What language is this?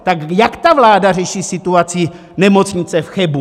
Czech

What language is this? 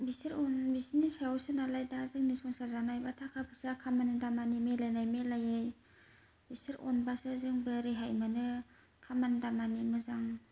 Bodo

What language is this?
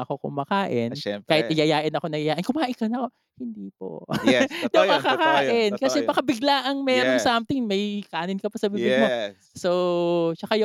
Filipino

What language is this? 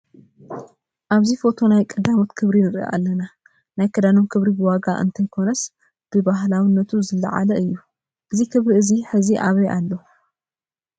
Tigrinya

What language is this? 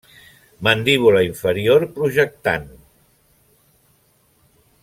Catalan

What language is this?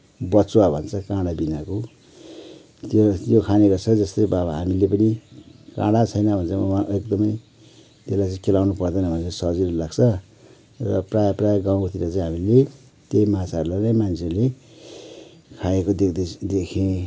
Nepali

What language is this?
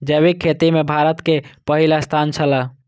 Maithili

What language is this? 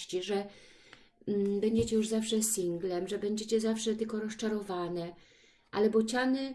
Polish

